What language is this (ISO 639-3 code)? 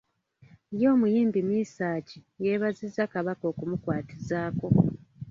lug